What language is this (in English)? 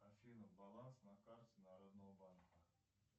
Russian